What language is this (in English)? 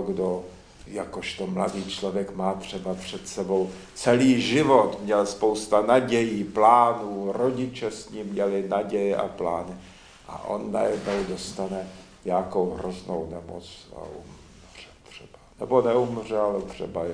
Czech